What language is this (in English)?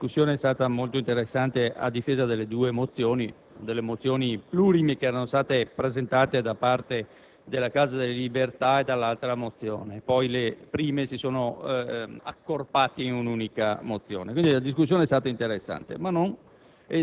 Italian